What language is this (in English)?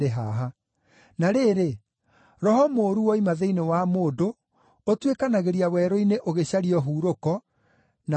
Kikuyu